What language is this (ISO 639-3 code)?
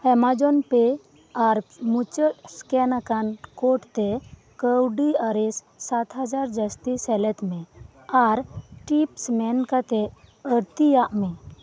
sat